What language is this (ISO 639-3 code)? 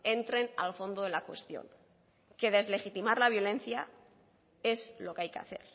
spa